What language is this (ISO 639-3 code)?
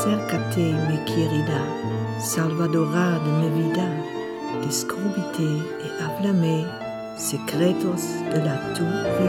nld